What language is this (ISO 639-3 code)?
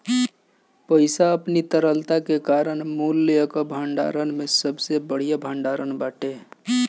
bho